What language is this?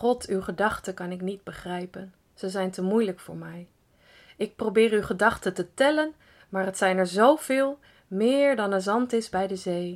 Dutch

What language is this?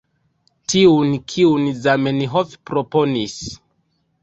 Esperanto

